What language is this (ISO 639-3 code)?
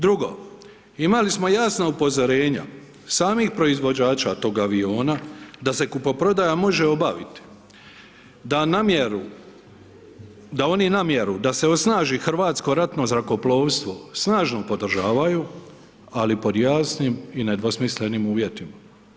hrv